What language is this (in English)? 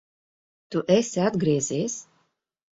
Latvian